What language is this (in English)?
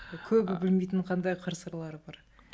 Kazakh